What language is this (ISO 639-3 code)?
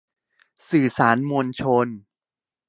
tha